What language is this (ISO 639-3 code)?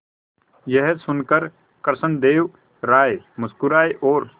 hin